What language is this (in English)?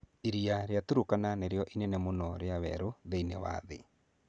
Kikuyu